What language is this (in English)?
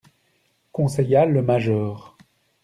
French